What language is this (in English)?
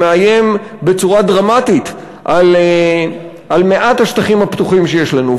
Hebrew